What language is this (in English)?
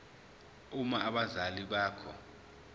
Zulu